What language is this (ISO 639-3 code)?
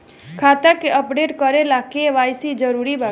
bho